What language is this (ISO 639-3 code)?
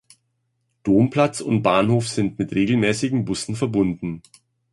deu